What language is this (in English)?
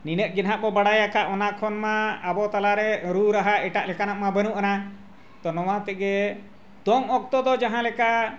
Santali